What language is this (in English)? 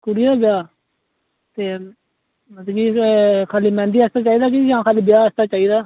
Dogri